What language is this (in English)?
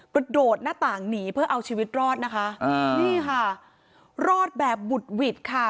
Thai